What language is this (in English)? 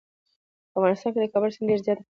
Pashto